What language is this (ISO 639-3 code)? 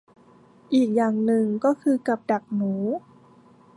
tha